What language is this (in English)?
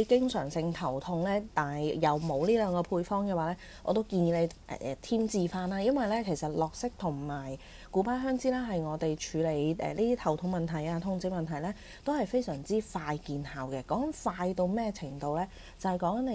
Chinese